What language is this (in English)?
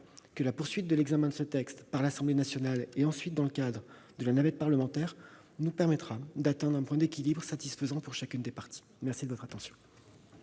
French